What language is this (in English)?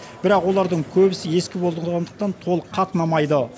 Kazakh